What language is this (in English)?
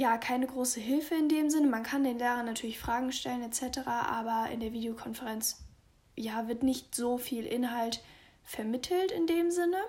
German